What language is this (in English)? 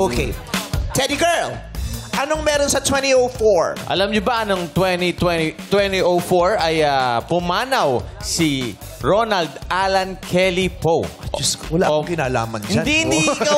Filipino